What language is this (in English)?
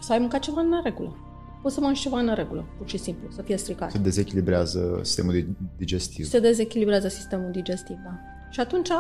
Romanian